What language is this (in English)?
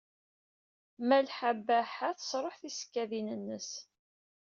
Kabyle